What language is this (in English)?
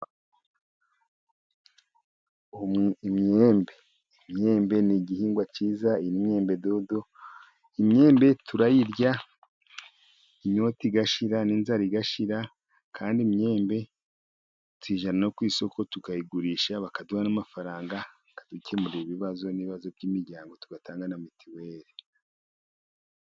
Kinyarwanda